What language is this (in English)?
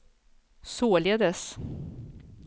Swedish